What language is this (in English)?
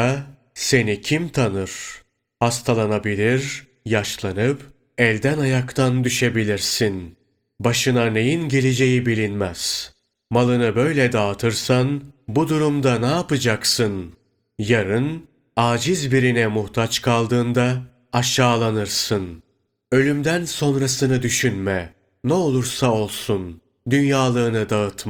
Turkish